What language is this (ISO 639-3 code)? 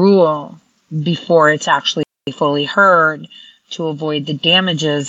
eng